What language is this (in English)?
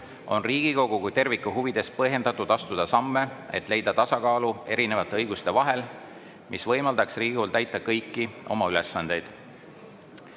Estonian